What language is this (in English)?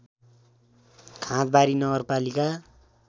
Nepali